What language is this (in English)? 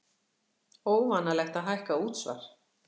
Icelandic